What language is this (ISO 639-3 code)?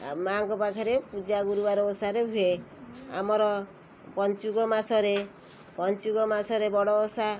ori